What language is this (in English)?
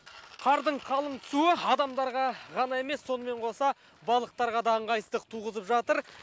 Kazakh